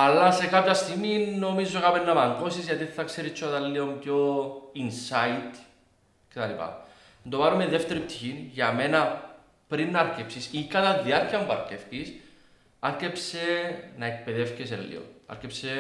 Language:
Greek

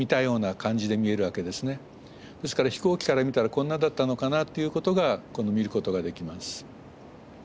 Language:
Japanese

